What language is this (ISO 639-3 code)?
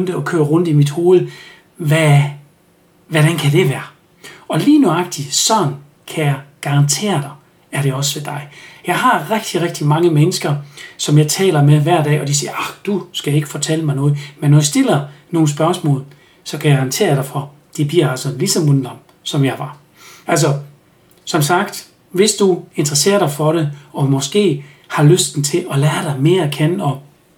dan